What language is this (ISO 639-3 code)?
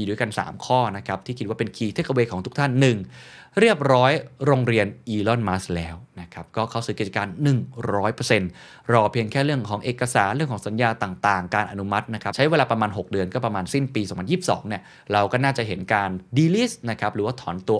tha